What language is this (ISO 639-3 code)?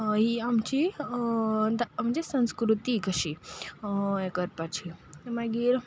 kok